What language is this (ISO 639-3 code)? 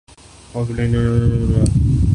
urd